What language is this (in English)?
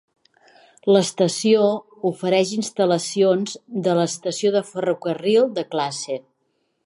Catalan